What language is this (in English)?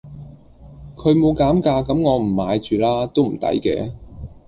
Cantonese